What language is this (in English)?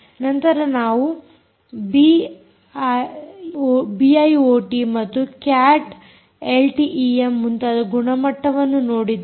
Kannada